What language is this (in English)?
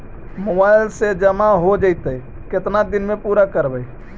Magahi